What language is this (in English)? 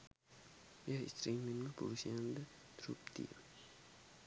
Sinhala